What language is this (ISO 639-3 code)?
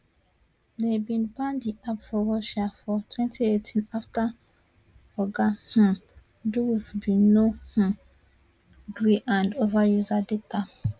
pcm